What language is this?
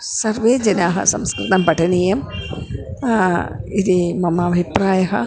Sanskrit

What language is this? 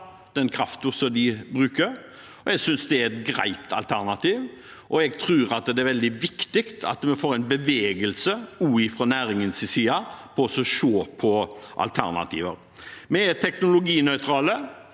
Norwegian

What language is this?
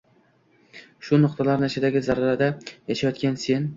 Uzbek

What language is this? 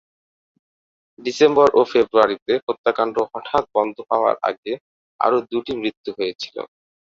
Bangla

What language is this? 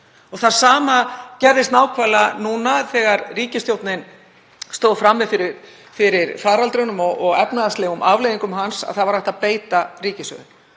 Icelandic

